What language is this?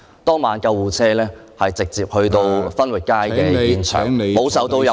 Cantonese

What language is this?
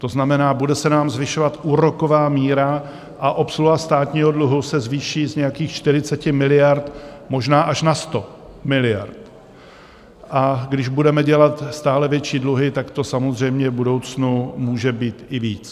Czech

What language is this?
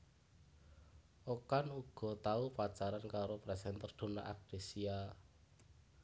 Javanese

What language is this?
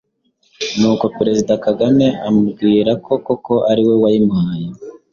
Kinyarwanda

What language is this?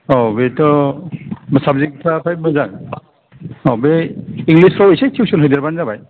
Bodo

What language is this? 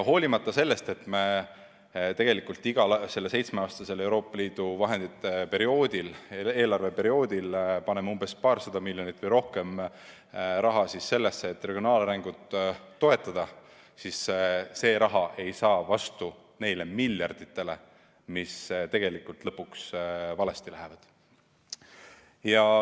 Estonian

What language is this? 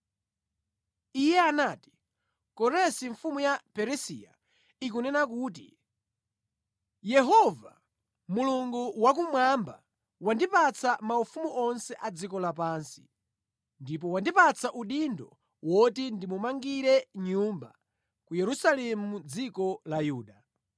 Nyanja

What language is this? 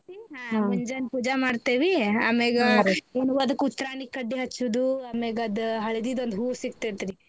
Kannada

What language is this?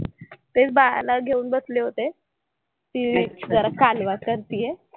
Marathi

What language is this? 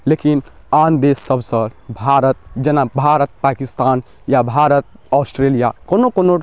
Maithili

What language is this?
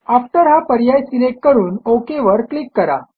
Marathi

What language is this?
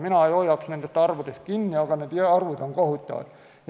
Estonian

